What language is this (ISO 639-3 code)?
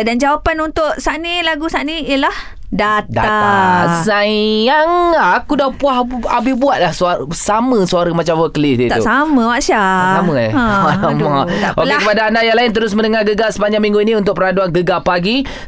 msa